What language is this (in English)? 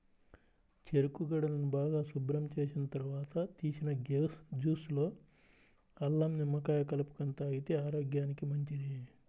Telugu